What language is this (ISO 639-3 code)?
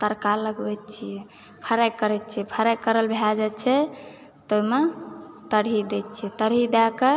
mai